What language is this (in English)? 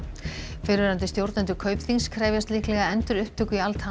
Icelandic